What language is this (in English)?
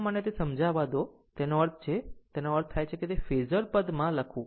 Gujarati